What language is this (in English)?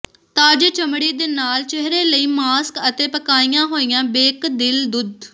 Punjabi